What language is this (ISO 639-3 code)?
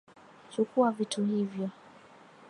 swa